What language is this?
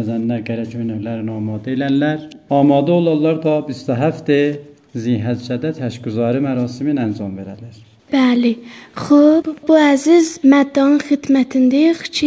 Persian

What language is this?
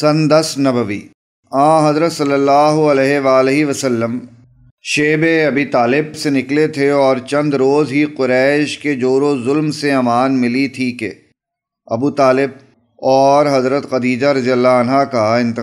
Arabic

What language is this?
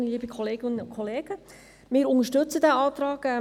Swiss German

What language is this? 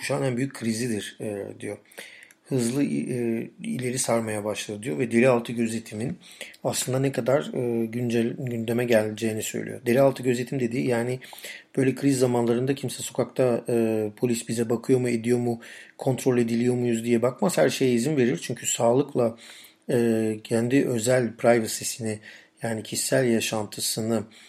Turkish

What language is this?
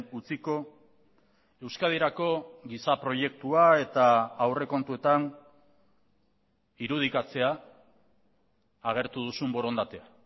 Basque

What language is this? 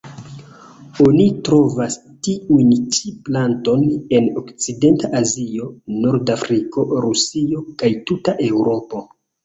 Esperanto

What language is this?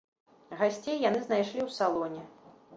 Belarusian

